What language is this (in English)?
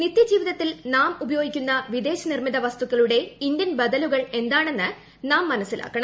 Malayalam